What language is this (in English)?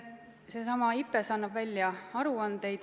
Estonian